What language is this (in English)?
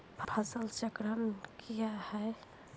Maithili